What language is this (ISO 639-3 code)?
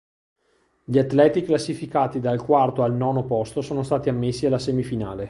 ita